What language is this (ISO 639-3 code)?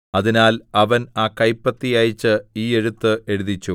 mal